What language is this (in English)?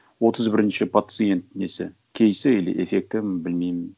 Kazakh